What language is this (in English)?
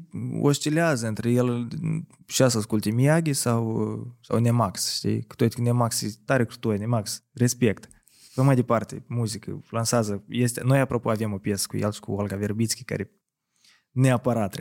Romanian